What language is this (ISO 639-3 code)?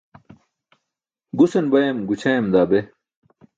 bsk